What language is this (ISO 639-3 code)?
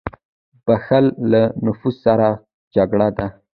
pus